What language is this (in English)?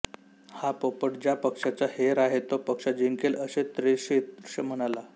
Marathi